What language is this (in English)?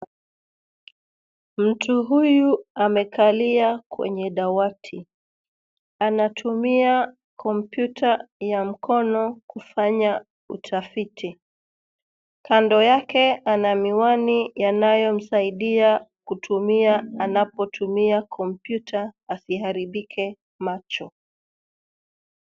Swahili